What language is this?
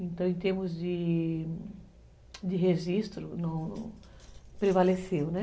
Portuguese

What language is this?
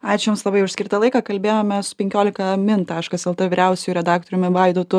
Lithuanian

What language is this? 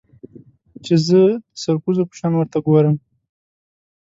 Pashto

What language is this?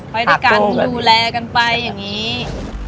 Thai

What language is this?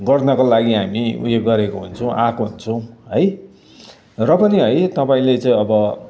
Nepali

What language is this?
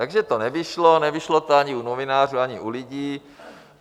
Czech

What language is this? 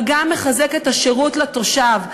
Hebrew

